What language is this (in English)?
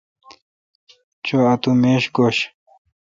Kalkoti